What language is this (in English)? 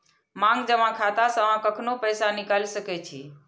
Maithili